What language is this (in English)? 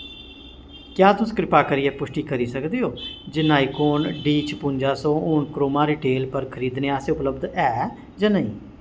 Dogri